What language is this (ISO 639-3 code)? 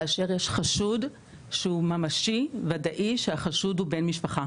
heb